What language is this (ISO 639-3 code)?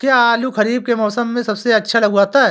hin